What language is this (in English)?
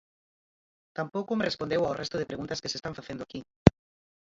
Galician